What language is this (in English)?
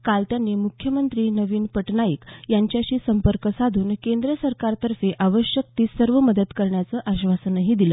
Marathi